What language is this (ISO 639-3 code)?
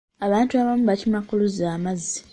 lug